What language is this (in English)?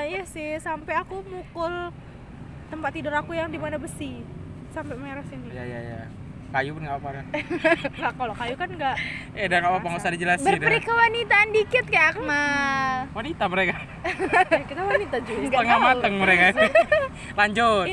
Indonesian